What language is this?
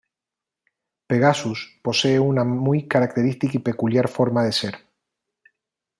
Spanish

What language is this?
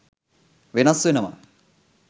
Sinhala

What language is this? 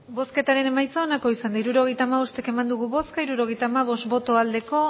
Basque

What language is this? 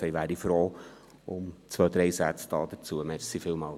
Swiss German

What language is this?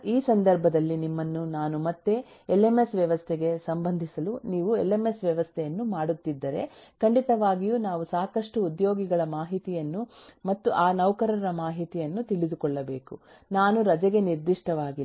Kannada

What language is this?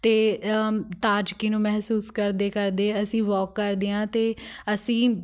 Punjabi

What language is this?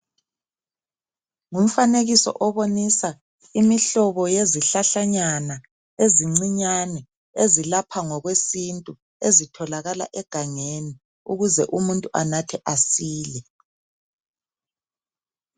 North Ndebele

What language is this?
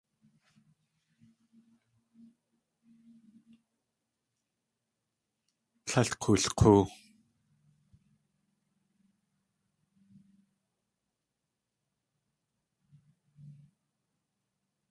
Tlingit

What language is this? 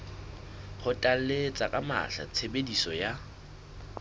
Southern Sotho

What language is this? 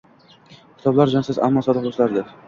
Uzbek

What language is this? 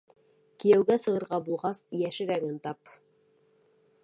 Bashkir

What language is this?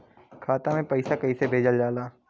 Bhojpuri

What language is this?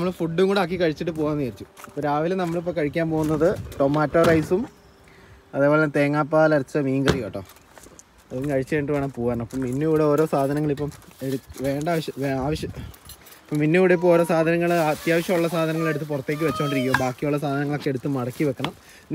Malayalam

